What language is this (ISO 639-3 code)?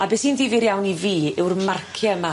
cym